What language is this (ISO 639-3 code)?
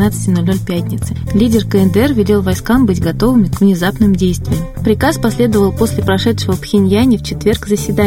rus